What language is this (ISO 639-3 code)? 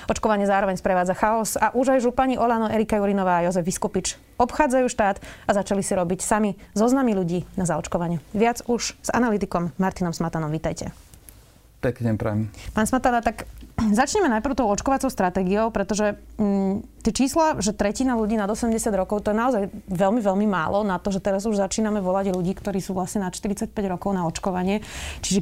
slk